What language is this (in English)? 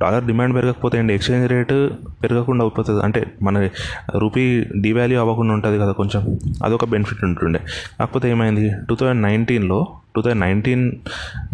Telugu